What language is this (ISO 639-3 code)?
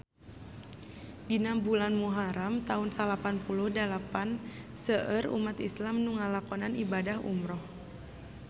sun